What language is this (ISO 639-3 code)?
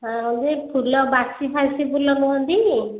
ori